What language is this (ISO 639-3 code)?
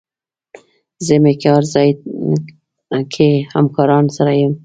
pus